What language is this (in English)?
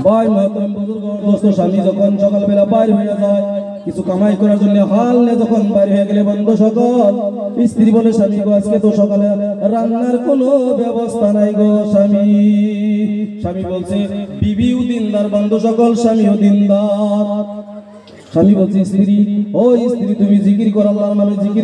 Arabic